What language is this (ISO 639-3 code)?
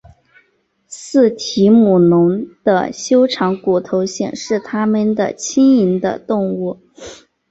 zho